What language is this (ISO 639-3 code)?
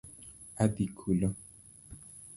luo